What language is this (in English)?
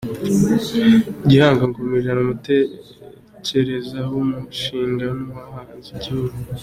Kinyarwanda